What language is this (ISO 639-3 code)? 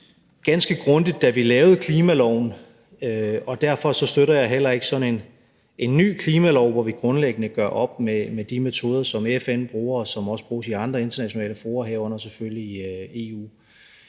dan